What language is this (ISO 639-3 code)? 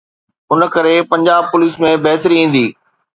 snd